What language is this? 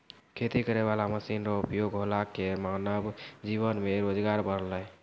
Maithili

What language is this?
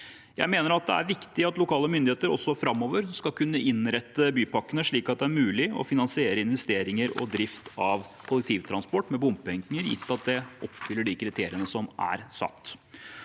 Norwegian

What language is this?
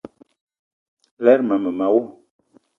Eton (Cameroon)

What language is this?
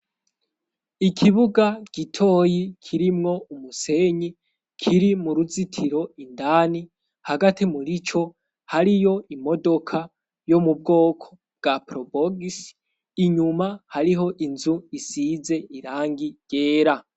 Rundi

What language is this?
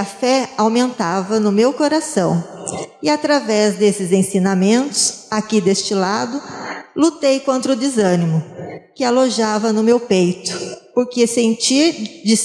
Portuguese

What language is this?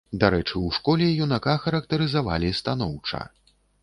Belarusian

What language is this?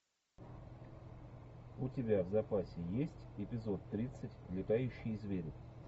Russian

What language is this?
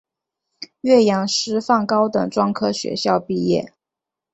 Chinese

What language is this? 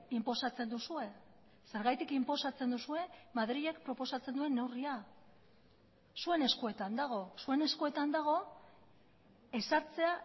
Basque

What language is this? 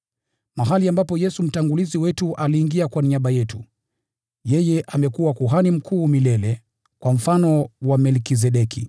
Swahili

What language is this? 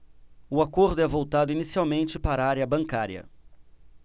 Portuguese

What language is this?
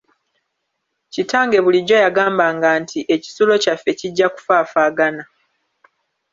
Ganda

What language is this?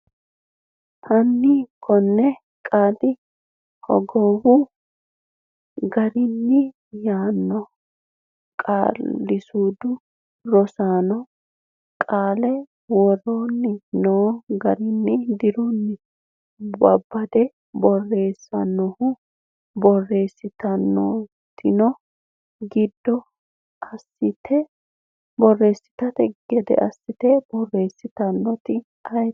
Sidamo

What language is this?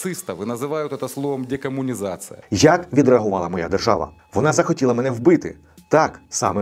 Ukrainian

